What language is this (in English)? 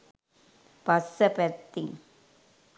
Sinhala